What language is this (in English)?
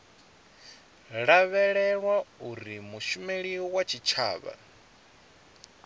Venda